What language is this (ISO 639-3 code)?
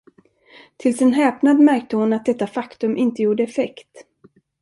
swe